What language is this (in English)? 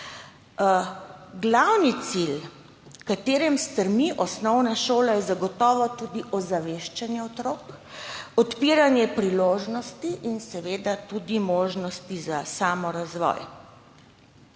Slovenian